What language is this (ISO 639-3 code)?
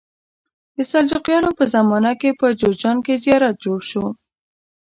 pus